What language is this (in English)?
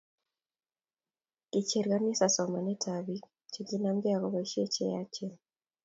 Kalenjin